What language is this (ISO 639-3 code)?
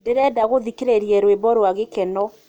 kik